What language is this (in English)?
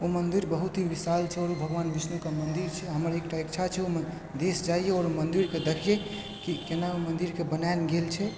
Maithili